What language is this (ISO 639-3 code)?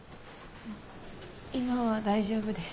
jpn